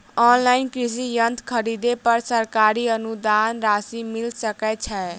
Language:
Maithili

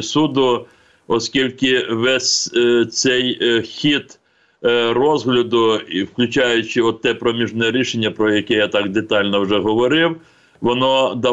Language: Ukrainian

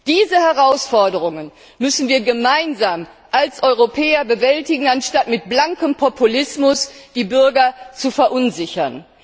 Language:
German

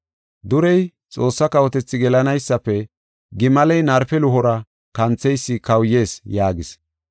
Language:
Gofa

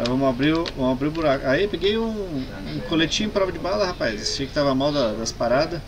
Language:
Portuguese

